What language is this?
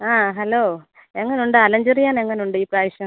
Malayalam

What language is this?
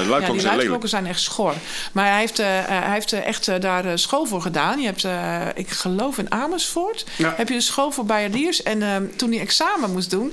Dutch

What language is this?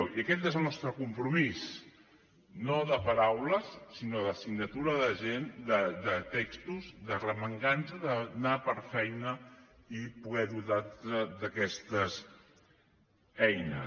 Catalan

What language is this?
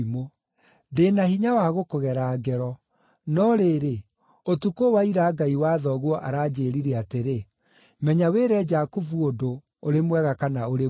Kikuyu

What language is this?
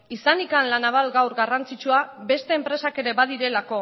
Basque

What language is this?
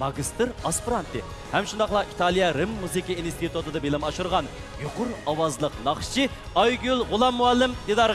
Turkish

